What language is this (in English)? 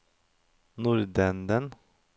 Norwegian